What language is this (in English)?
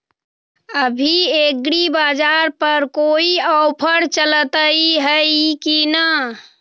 Magahi